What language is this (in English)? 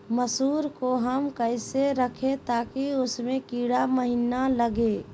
Magahi